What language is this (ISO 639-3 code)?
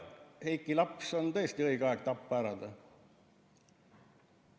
est